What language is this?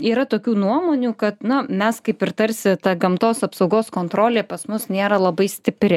Lithuanian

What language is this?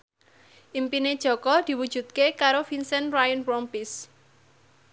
Javanese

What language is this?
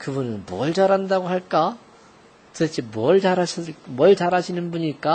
Korean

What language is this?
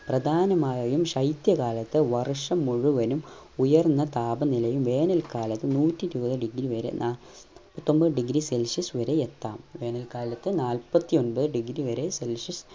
Malayalam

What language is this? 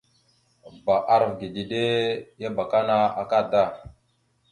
Mada (Cameroon)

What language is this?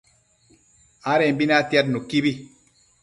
Matsés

